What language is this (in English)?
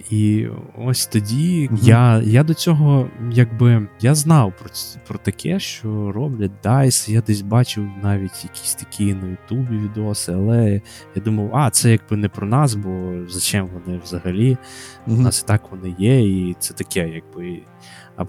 Ukrainian